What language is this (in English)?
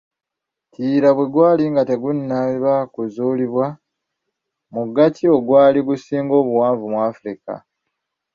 Ganda